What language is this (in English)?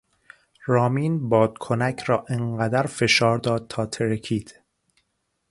Persian